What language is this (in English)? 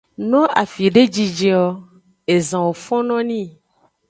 Aja (Benin)